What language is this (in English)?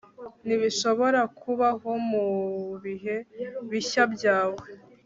Kinyarwanda